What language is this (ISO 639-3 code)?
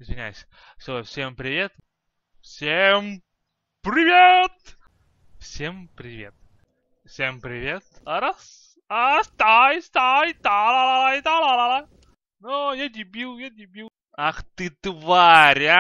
rus